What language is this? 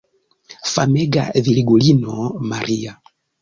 Esperanto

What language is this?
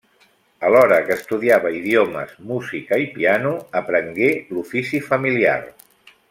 Catalan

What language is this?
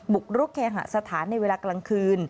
Thai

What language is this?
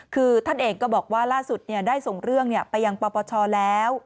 Thai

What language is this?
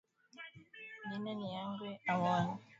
Swahili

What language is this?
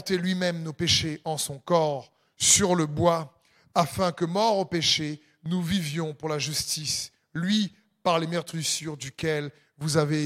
French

